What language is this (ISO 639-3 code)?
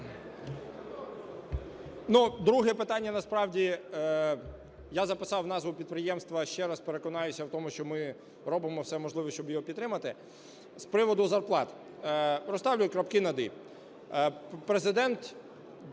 ukr